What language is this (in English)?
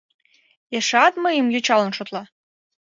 Mari